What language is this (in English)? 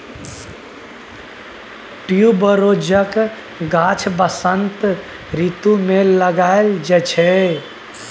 Maithili